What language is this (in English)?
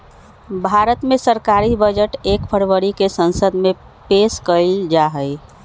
Magahi